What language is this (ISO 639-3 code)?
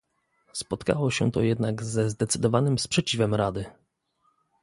pol